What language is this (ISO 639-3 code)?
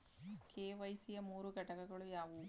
kan